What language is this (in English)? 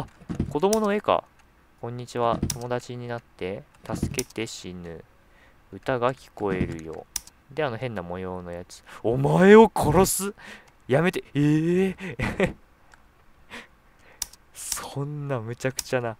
Japanese